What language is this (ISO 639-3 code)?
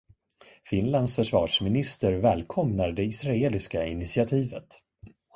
swe